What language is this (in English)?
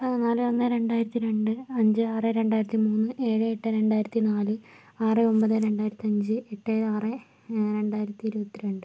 Malayalam